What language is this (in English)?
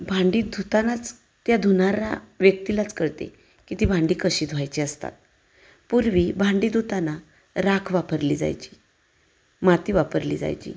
Marathi